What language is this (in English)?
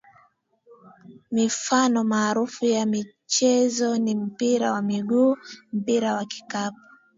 Swahili